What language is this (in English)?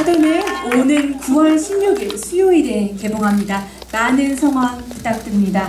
Korean